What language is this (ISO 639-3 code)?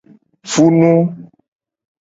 gej